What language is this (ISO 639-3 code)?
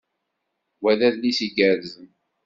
kab